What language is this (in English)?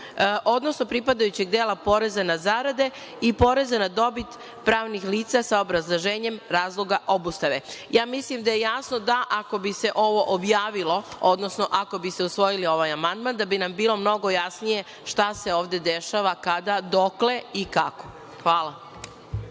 Serbian